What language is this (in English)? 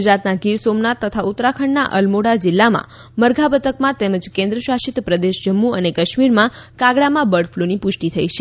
Gujarati